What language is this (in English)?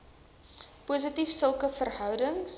Afrikaans